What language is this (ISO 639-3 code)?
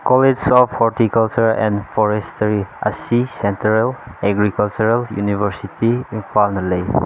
mni